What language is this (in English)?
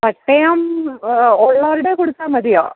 Malayalam